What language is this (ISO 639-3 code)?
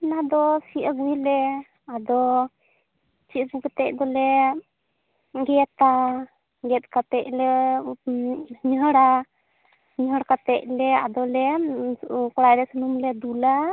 sat